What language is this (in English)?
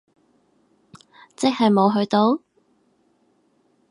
Cantonese